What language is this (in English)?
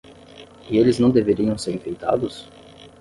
Portuguese